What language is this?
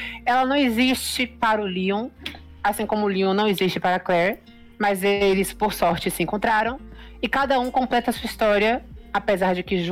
Portuguese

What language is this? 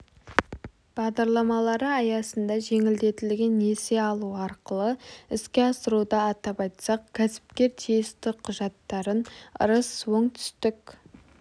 Kazakh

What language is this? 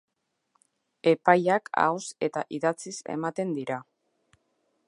Basque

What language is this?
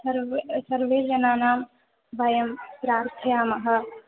Sanskrit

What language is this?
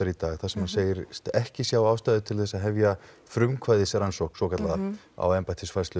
Icelandic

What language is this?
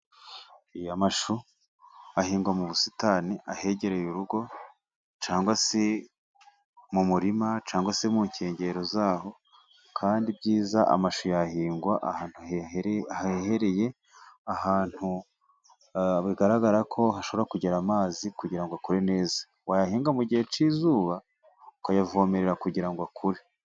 Kinyarwanda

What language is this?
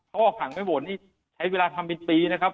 Thai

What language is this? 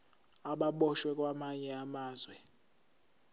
Zulu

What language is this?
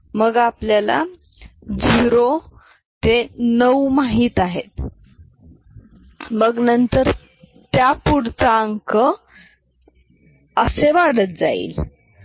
Marathi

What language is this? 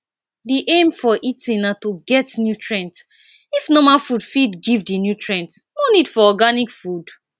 Nigerian Pidgin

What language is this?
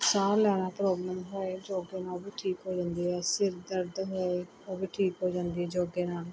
Punjabi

